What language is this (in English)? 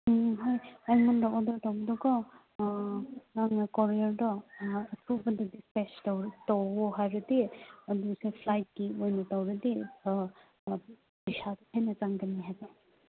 Manipuri